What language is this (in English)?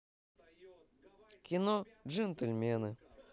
Russian